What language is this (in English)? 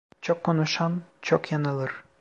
Turkish